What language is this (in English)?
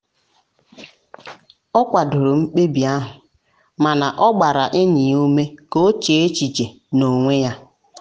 Igbo